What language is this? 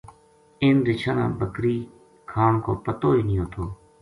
Gujari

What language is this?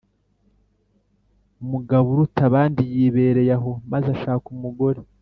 Kinyarwanda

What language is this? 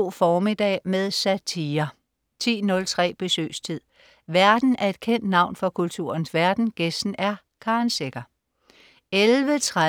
Danish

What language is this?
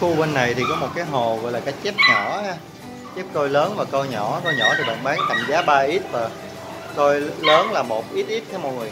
Vietnamese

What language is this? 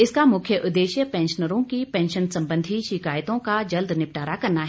Hindi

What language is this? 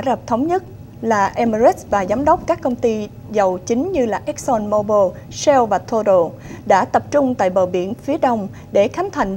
Vietnamese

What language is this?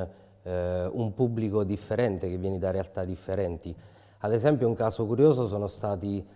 Italian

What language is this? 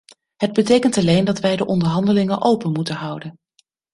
Dutch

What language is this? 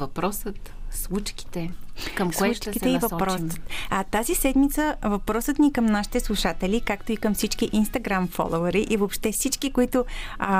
Bulgarian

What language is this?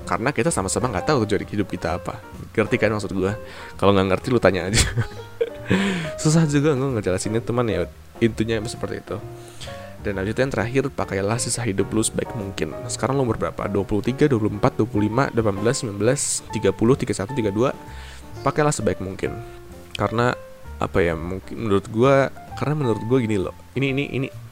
Indonesian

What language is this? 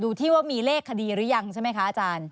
Thai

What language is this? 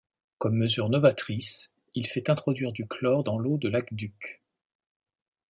French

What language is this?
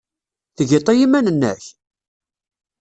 Kabyle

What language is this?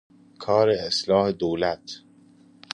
Persian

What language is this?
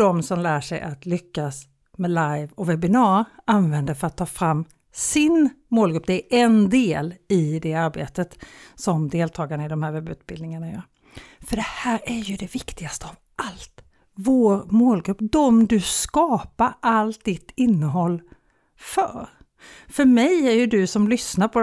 Swedish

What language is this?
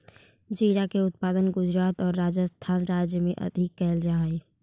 Magahi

